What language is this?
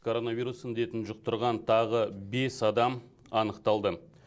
Kazakh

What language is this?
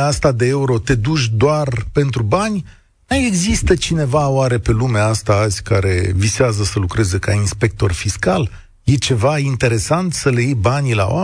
Romanian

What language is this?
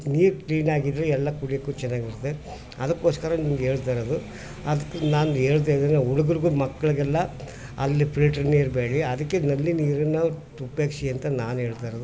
Kannada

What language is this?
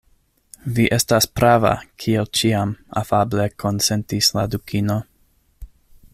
Esperanto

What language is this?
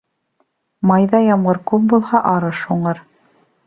Bashkir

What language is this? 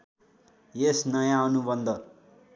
Nepali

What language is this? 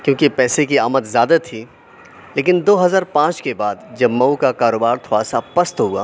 Urdu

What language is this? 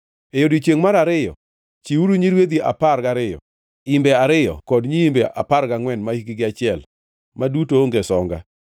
Luo (Kenya and Tanzania)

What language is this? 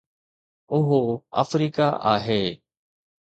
Sindhi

